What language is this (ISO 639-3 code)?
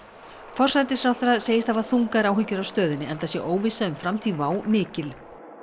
isl